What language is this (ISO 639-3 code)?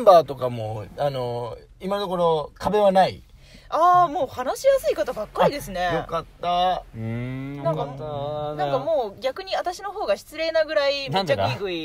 jpn